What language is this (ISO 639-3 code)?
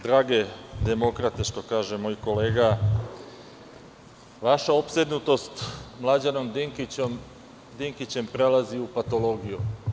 srp